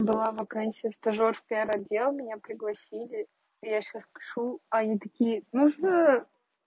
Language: Russian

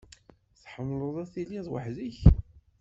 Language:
Kabyle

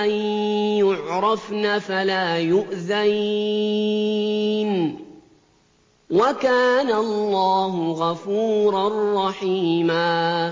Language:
Arabic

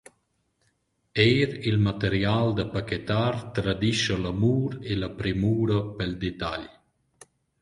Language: Romansh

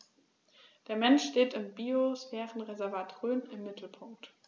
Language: German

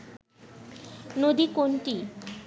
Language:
Bangla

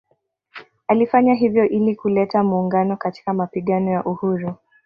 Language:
Swahili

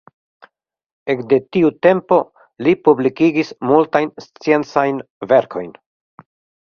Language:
Esperanto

